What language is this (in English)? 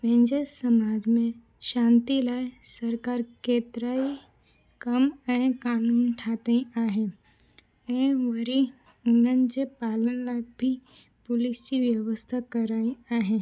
Sindhi